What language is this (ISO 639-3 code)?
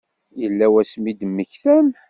kab